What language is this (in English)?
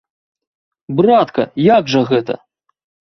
Belarusian